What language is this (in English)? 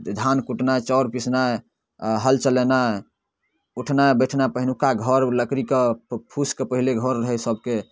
Maithili